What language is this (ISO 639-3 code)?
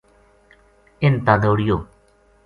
gju